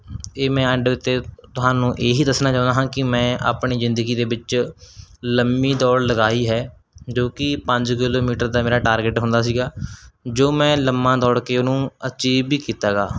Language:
Punjabi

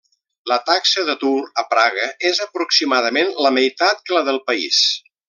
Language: Catalan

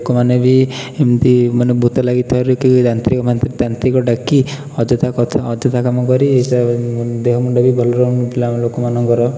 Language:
Odia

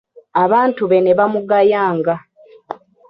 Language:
Ganda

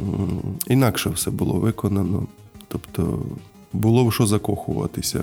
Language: Ukrainian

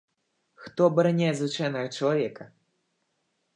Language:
Belarusian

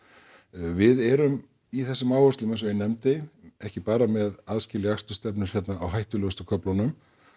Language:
Icelandic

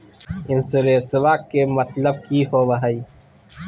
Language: Magahi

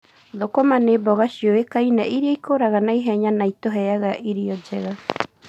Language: Kikuyu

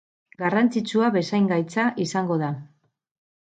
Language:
Basque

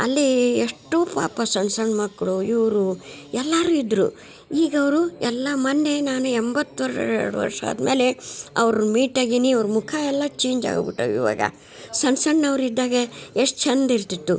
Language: Kannada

